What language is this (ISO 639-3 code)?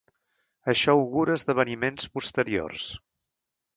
cat